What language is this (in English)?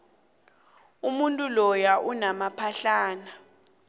South Ndebele